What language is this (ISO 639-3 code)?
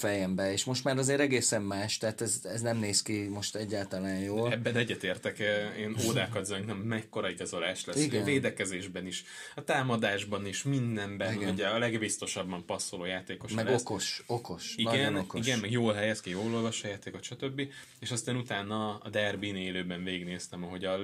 hun